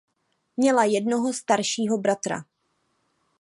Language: Czech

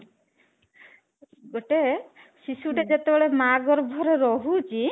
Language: Odia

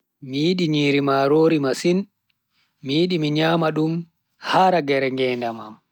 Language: Bagirmi Fulfulde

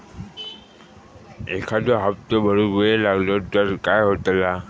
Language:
Marathi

